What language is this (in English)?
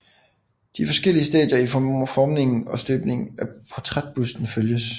Danish